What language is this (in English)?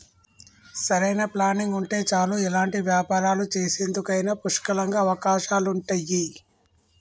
Telugu